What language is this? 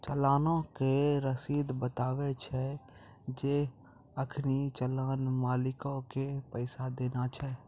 Maithili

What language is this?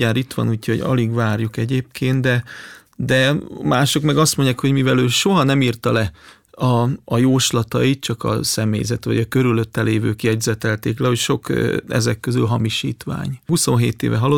Hungarian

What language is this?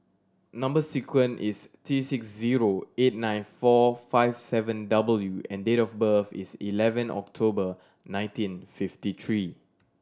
English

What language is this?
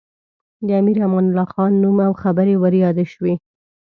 Pashto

